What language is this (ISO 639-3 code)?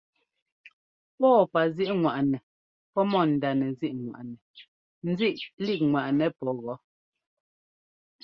jgo